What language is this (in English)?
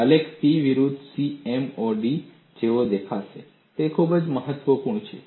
Gujarati